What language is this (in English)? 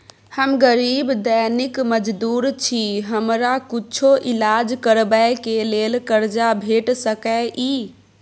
Maithili